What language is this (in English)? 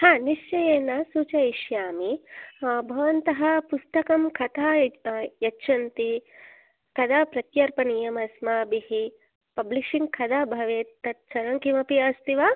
Sanskrit